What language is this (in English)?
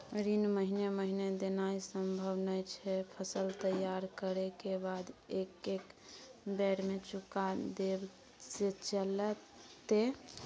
Maithili